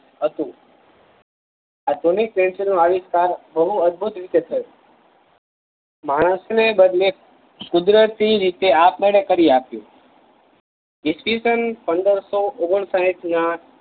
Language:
Gujarati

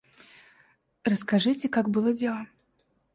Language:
Russian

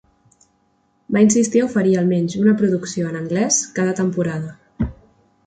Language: Catalan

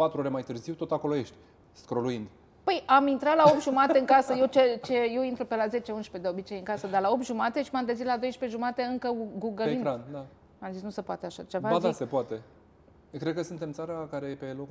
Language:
Romanian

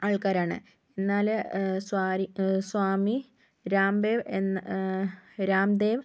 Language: Malayalam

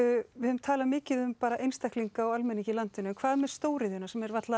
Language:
Icelandic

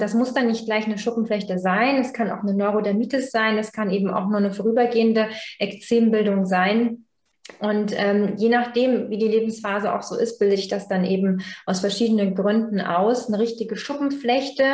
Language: German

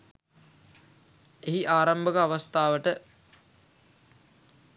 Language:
Sinhala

